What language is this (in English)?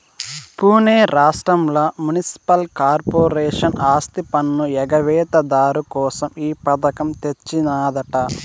Telugu